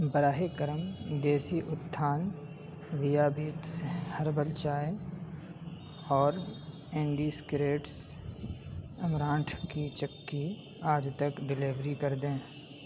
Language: Urdu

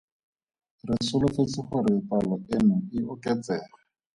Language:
Tswana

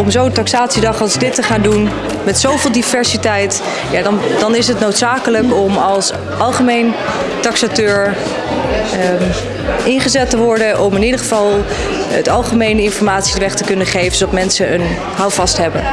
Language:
Dutch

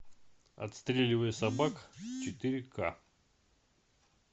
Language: Russian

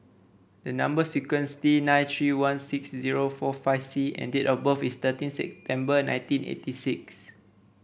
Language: English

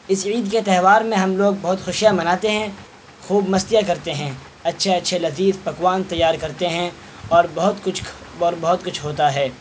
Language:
Urdu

